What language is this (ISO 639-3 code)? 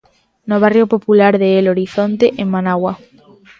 glg